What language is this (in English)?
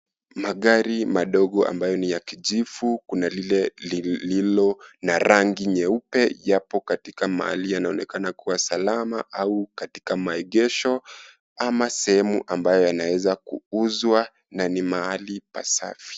Swahili